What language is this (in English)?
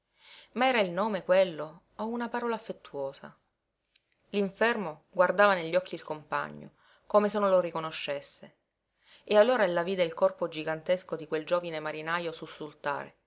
Italian